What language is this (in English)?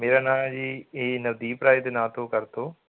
Punjabi